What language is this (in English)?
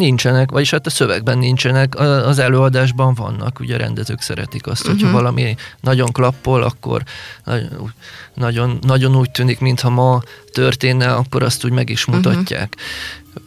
Hungarian